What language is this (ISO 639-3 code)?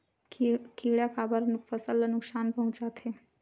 hne